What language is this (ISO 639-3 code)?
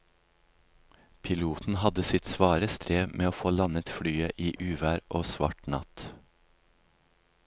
nor